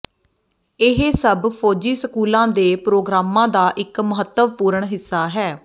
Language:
Punjabi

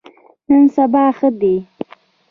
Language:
Pashto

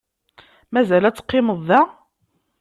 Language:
Kabyle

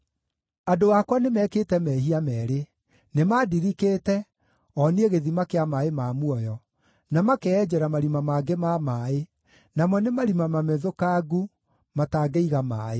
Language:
Kikuyu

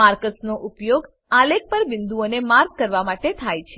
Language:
Gujarati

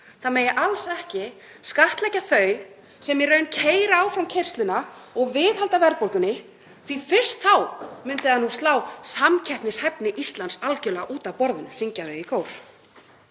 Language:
Icelandic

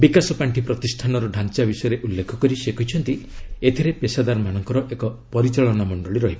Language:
Odia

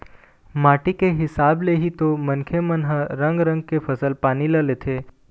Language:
Chhattisgarhi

